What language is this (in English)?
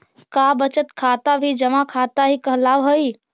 Magahi